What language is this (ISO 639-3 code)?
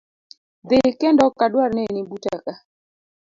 luo